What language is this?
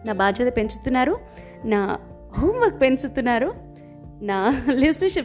Telugu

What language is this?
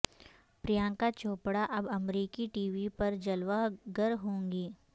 Urdu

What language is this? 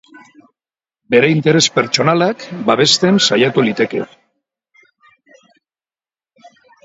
Basque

